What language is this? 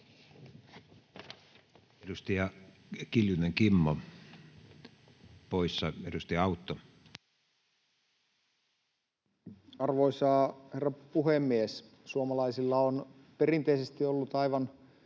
Finnish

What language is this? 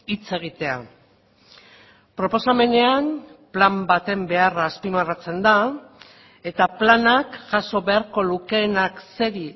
Basque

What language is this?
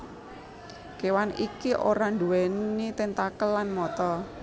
Javanese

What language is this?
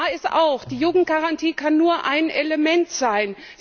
German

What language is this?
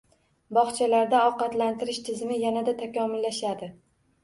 Uzbek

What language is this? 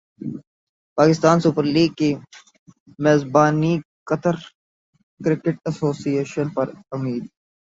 Urdu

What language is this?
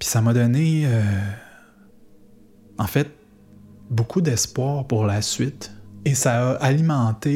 French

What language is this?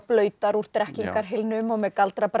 Icelandic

